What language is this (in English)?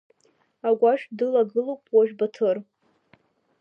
Abkhazian